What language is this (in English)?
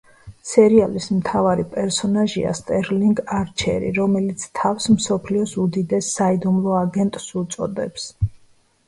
Georgian